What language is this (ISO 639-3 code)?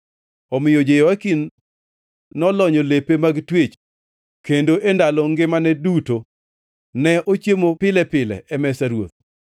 luo